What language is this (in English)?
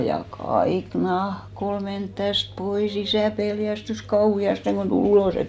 Finnish